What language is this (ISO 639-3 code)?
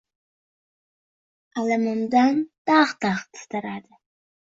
uzb